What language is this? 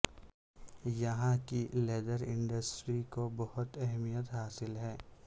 Urdu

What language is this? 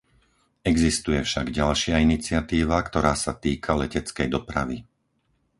Slovak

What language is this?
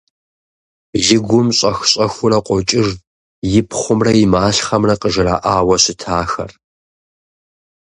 Kabardian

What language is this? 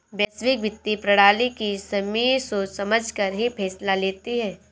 Hindi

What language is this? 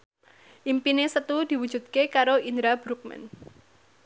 Javanese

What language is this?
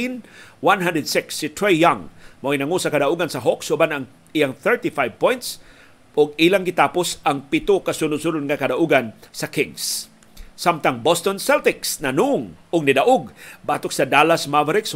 Filipino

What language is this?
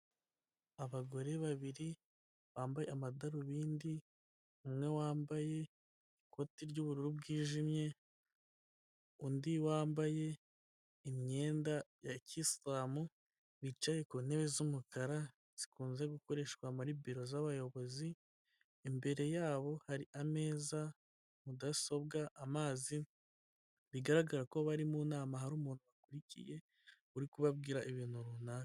Kinyarwanda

